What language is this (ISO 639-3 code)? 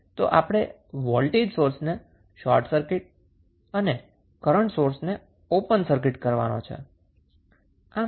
guj